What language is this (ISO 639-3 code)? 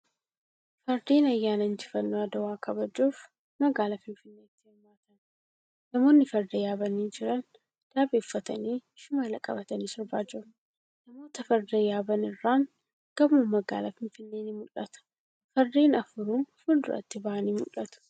orm